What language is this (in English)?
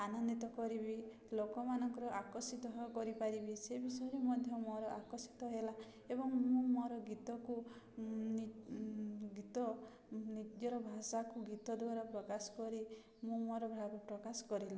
Odia